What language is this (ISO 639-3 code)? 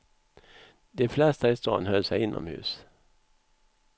swe